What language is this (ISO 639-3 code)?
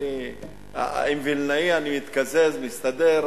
heb